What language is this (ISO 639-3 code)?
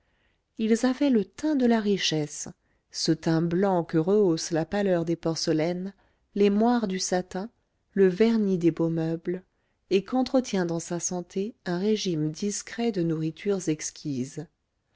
fra